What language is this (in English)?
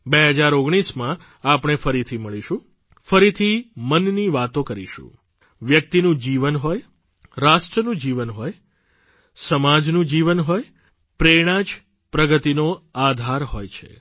Gujarati